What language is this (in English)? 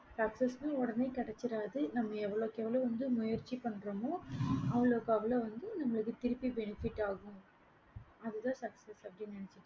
Tamil